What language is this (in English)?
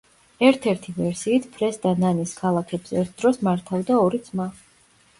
Georgian